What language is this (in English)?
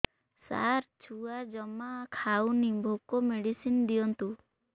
Odia